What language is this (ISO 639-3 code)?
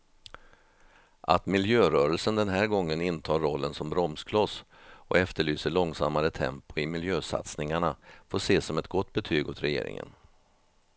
swe